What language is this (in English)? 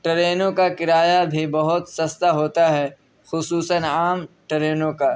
Urdu